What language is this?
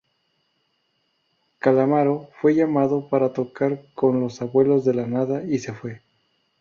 Spanish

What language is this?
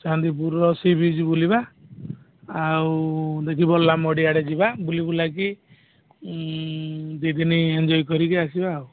Odia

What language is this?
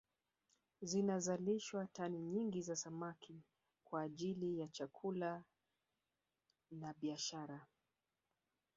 Swahili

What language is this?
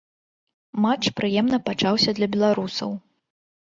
Belarusian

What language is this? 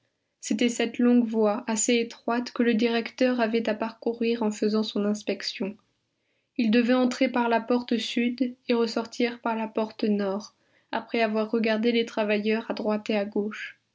French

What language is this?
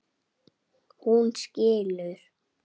Icelandic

